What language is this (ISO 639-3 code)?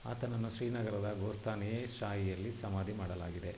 kan